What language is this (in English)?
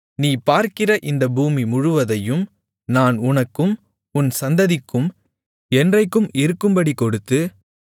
Tamil